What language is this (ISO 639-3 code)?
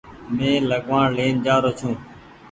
gig